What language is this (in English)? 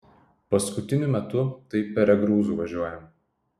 Lithuanian